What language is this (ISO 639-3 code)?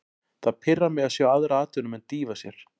isl